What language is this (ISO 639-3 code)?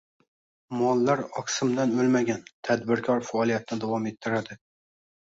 uzb